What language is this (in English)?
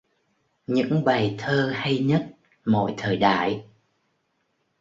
Vietnamese